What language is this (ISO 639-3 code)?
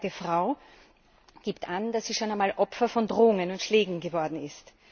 deu